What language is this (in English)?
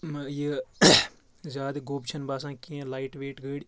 Kashmiri